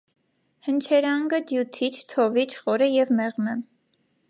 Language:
Armenian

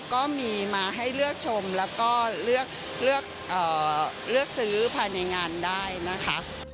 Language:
Thai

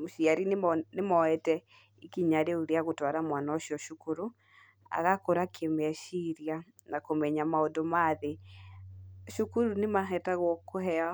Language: Kikuyu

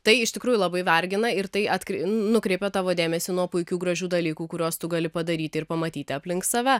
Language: Lithuanian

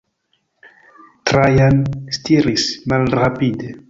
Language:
Esperanto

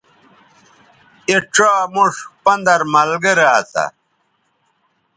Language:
Bateri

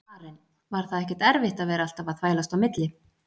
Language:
Icelandic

